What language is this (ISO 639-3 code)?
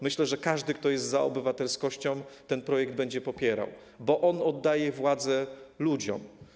pol